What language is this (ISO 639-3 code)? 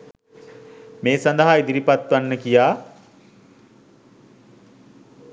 sin